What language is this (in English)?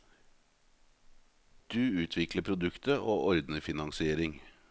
Norwegian